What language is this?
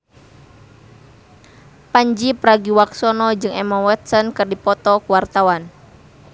Sundanese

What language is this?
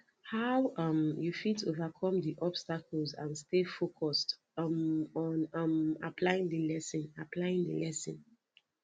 Nigerian Pidgin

